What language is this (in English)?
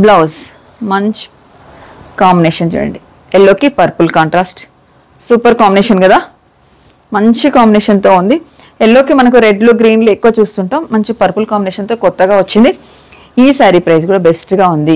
Telugu